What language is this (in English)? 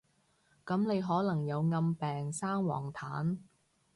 Cantonese